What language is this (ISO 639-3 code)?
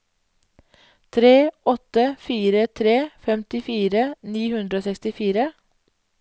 nor